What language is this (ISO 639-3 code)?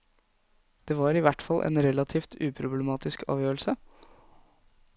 nor